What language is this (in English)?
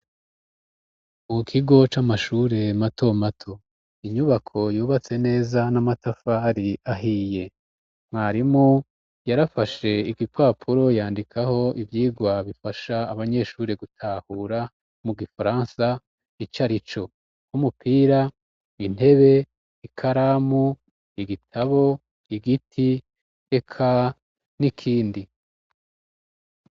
Rundi